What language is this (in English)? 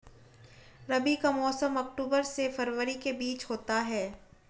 Hindi